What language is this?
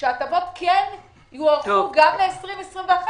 Hebrew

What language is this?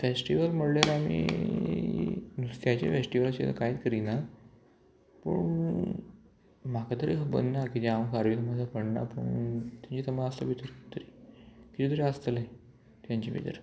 Konkani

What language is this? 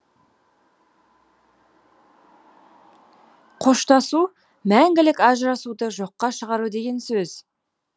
Kazakh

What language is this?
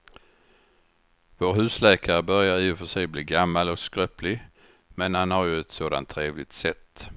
Swedish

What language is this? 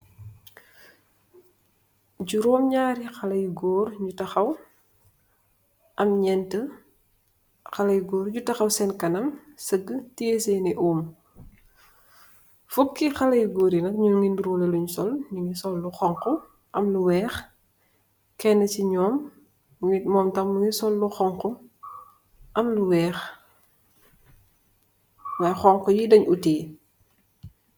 Wolof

